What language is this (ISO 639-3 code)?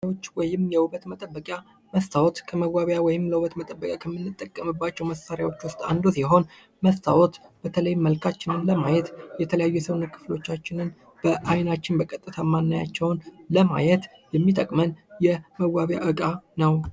amh